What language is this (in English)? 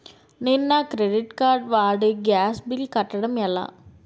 Telugu